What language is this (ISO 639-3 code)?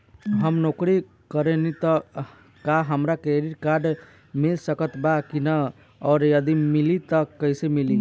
bho